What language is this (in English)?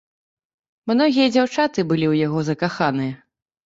Belarusian